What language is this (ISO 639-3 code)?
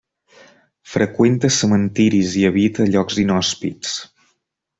cat